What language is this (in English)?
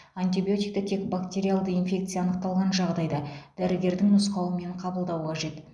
Kazakh